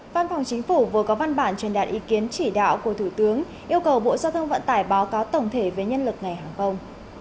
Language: Vietnamese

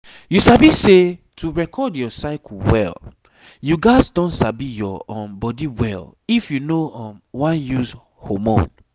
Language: Nigerian Pidgin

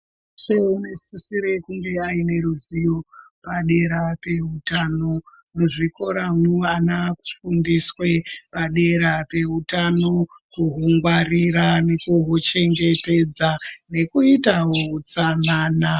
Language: Ndau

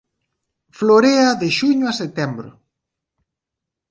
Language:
Galician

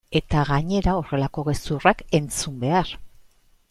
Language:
Basque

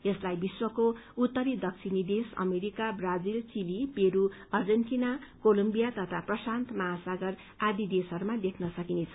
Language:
Nepali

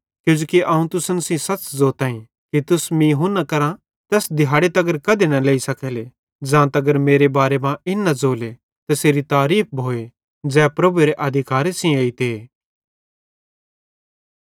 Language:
Bhadrawahi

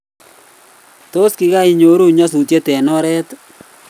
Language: Kalenjin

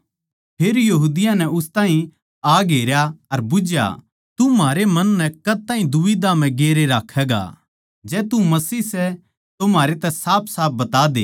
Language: Haryanvi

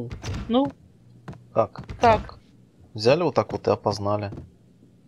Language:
Russian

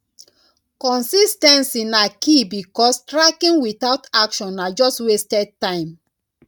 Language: Nigerian Pidgin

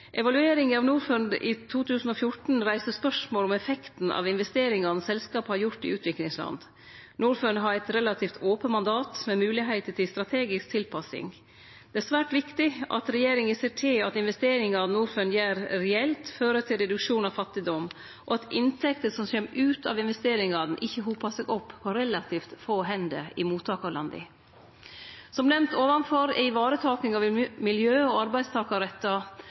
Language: Norwegian Nynorsk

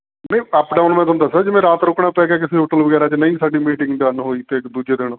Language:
Punjabi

